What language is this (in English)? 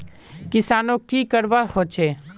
Magahi